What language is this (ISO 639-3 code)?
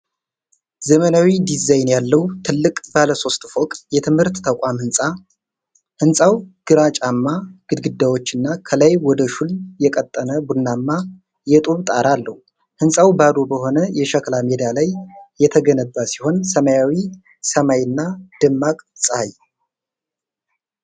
amh